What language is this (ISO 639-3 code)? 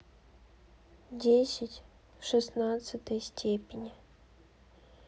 rus